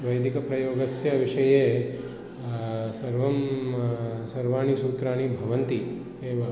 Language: Sanskrit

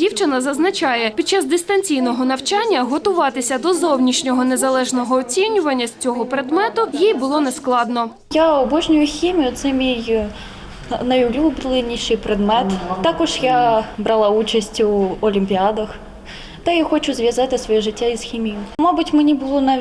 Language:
Ukrainian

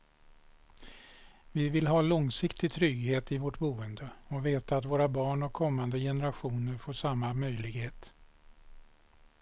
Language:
Swedish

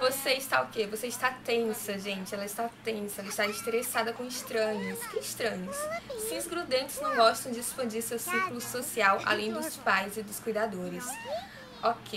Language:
Portuguese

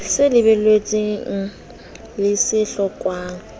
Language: Southern Sotho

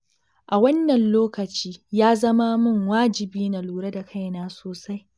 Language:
Hausa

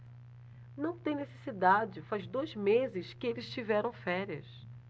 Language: Portuguese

